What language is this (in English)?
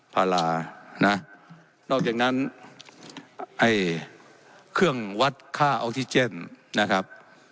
Thai